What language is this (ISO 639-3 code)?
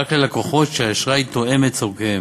heb